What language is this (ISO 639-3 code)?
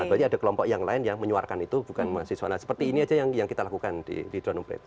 ind